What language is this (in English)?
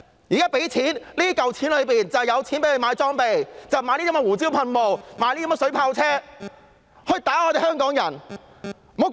Cantonese